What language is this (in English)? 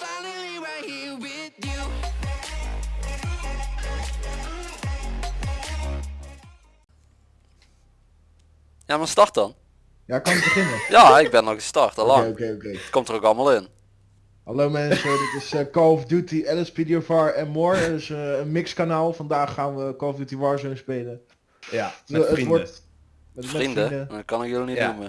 Dutch